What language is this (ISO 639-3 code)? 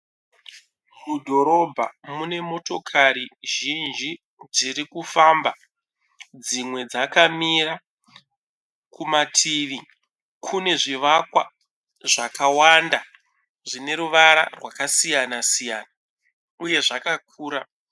sna